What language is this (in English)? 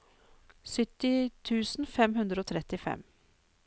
Norwegian